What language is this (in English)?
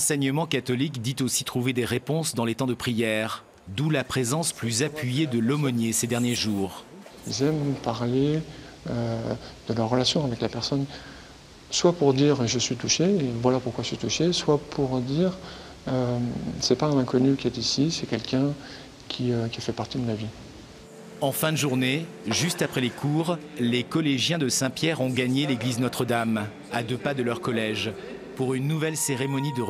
French